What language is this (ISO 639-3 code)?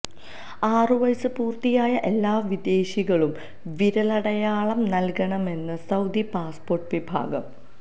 mal